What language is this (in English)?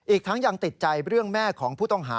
Thai